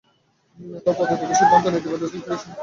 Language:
Bangla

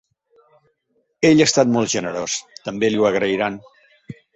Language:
Catalan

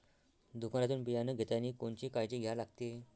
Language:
Marathi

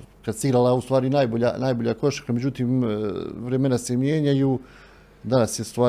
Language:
Croatian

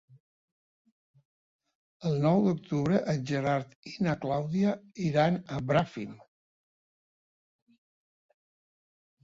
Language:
Catalan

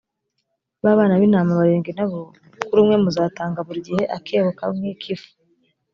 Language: Kinyarwanda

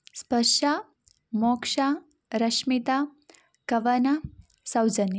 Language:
Kannada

